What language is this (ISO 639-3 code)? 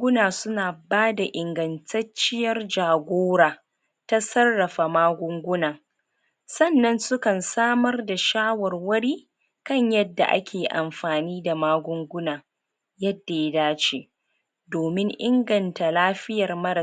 hau